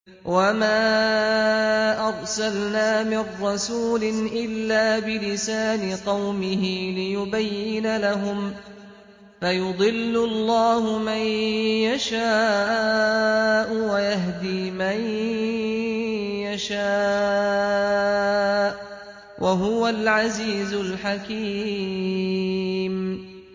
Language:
Arabic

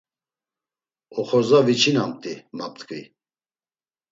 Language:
Laz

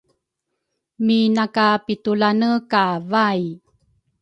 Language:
Rukai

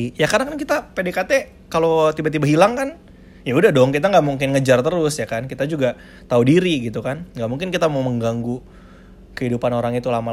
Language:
Indonesian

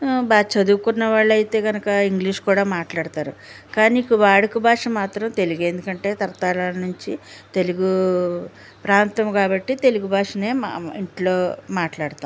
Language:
Telugu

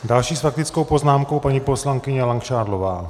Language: Czech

